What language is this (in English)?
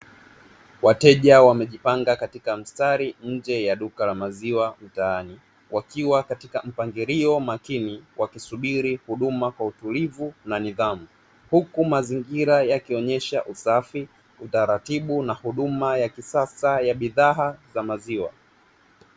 Swahili